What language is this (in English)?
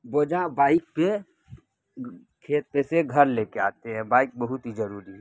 Urdu